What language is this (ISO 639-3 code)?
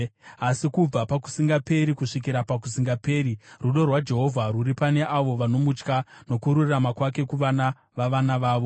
sna